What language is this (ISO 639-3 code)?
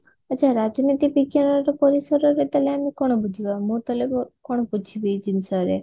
ori